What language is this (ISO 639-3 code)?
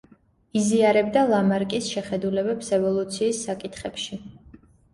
kat